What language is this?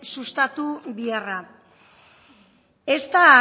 Basque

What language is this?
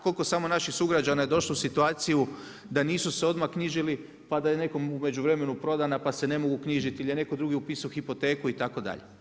Croatian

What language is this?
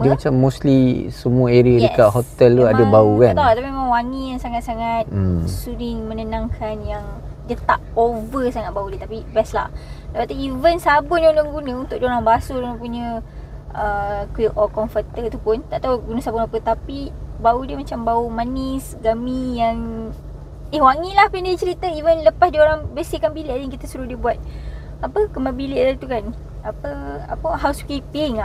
Malay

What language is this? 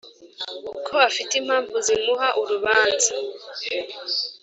Kinyarwanda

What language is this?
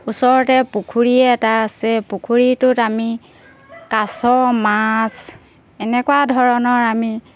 Assamese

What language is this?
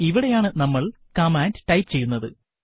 Malayalam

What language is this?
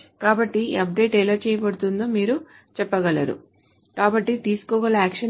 Telugu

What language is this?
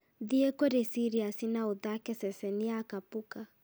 Kikuyu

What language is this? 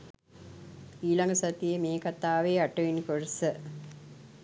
Sinhala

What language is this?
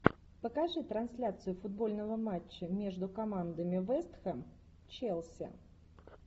Russian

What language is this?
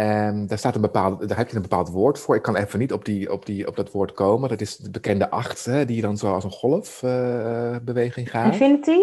Dutch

